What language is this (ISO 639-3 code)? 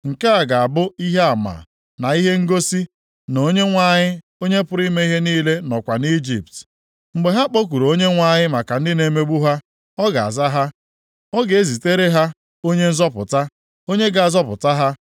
ibo